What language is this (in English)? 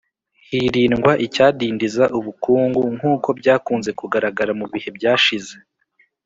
Kinyarwanda